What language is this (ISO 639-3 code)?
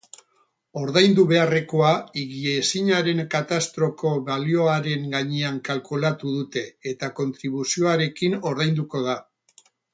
eus